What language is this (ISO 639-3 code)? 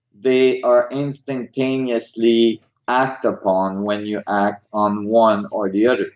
eng